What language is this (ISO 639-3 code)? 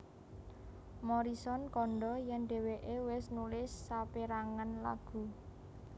jav